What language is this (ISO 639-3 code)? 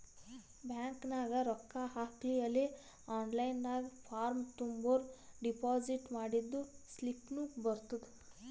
kan